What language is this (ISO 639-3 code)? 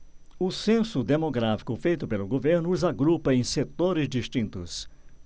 por